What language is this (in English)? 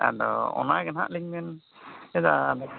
Santali